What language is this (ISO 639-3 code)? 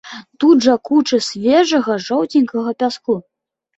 bel